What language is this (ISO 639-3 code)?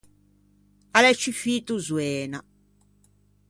lij